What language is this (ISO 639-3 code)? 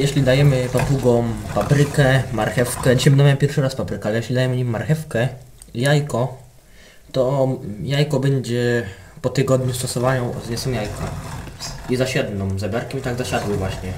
pol